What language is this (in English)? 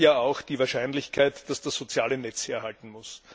German